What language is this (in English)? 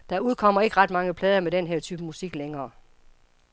Danish